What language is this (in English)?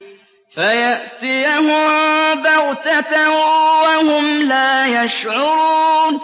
Arabic